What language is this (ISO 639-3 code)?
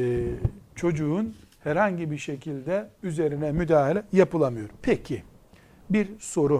tur